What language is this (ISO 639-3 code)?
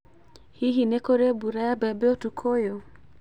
kik